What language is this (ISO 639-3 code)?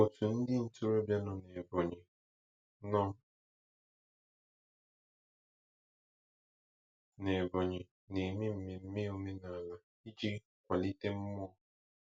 ibo